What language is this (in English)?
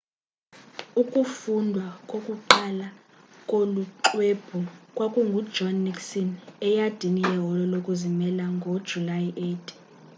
Xhosa